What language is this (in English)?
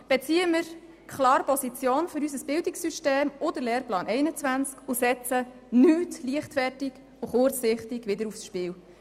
Swiss German